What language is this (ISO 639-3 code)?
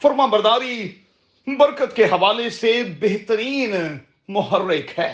urd